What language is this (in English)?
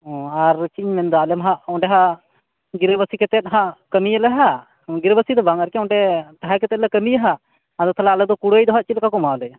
Santali